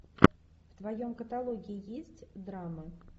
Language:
Russian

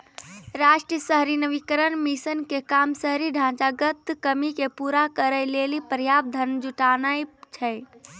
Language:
Maithili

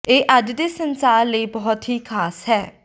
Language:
Punjabi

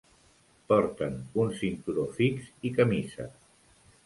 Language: Catalan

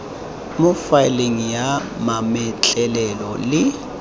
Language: Tswana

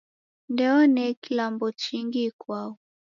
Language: Taita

